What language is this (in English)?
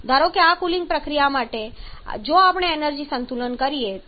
Gujarati